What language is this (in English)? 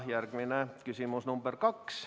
Estonian